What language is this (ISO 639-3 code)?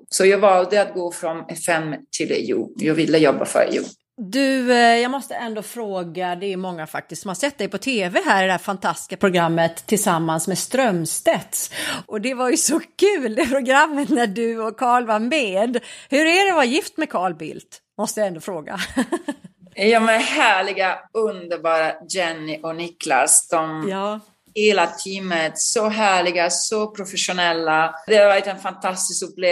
swe